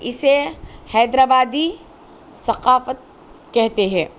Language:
Urdu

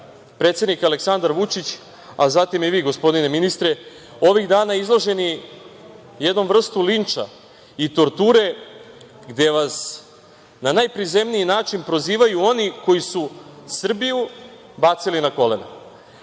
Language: Serbian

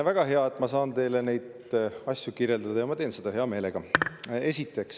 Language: Estonian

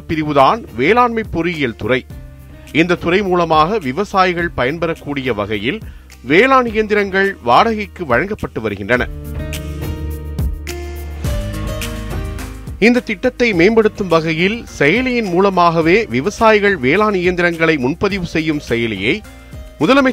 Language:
Tamil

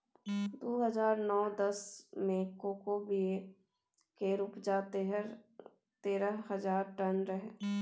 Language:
Maithili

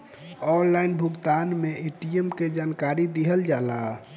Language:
Bhojpuri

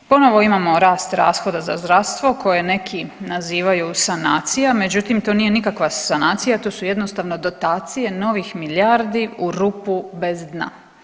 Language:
Croatian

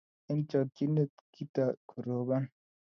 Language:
Kalenjin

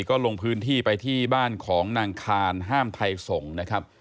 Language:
Thai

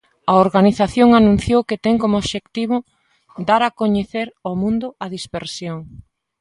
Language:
Galician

